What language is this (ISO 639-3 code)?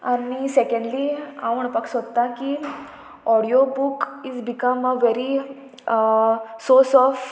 kok